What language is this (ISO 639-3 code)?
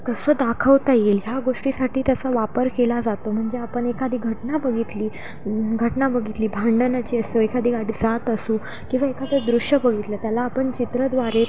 mar